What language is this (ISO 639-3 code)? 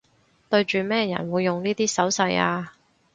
yue